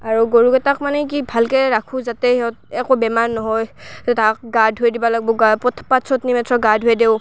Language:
Assamese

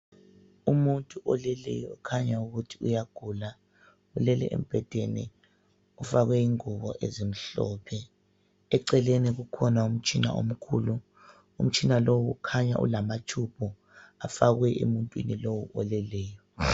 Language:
North Ndebele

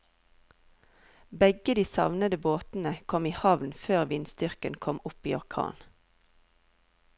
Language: Norwegian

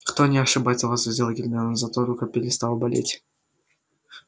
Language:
Russian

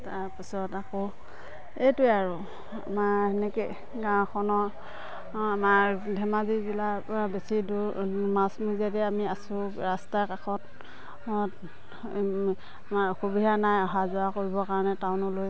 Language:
Assamese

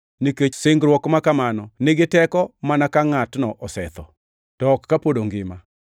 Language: Luo (Kenya and Tanzania)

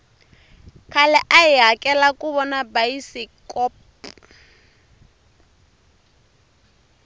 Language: Tsonga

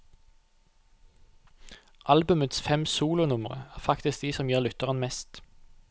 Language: Norwegian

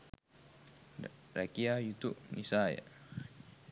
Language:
Sinhala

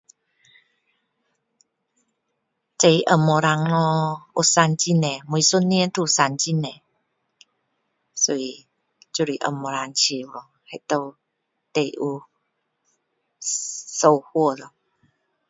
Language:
Min Dong Chinese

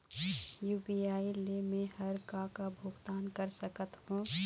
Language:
Chhattisgarhi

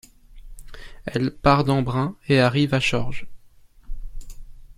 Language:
French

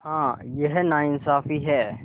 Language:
Hindi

